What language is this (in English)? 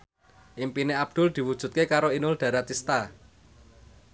Javanese